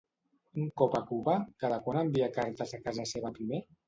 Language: Catalan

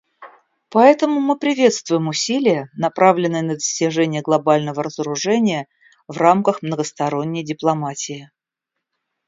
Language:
Russian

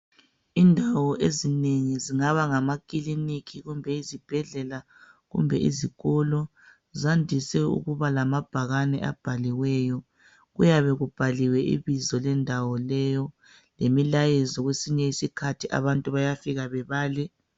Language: North Ndebele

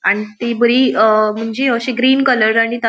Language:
Konkani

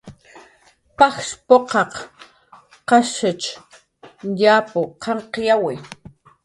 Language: Jaqaru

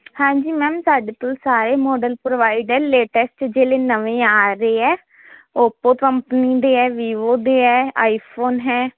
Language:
Punjabi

